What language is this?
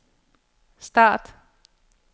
Danish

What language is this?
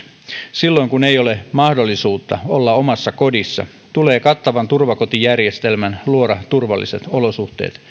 Finnish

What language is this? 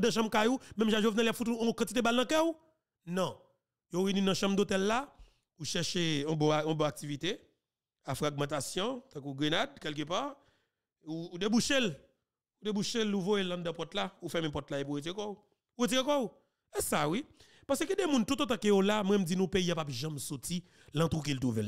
French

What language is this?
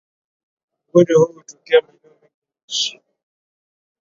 Swahili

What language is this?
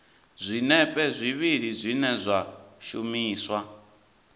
Venda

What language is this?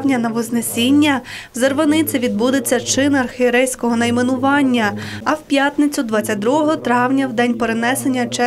Ukrainian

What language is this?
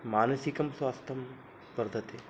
Sanskrit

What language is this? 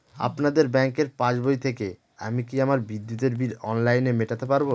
Bangla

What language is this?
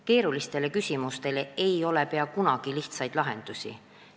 Estonian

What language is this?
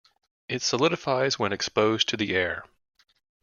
English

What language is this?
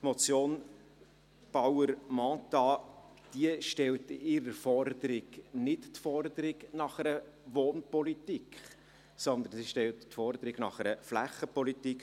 Swiss German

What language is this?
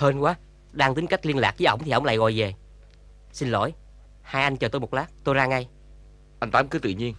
Vietnamese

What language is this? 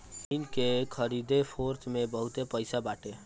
Bhojpuri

